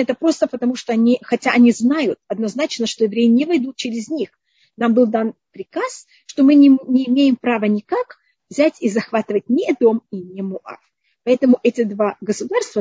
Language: Russian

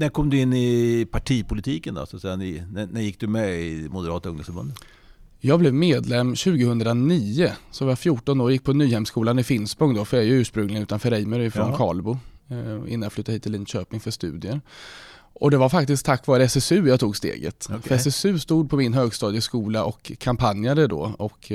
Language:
Swedish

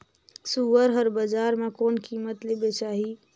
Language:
Chhattisgarhi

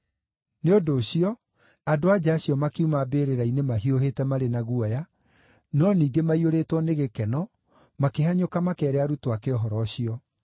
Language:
Kikuyu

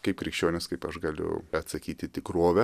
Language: Lithuanian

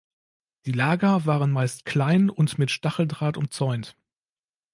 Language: German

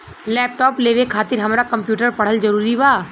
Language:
Bhojpuri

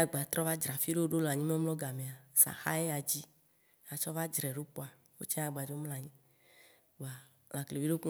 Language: Waci Gbe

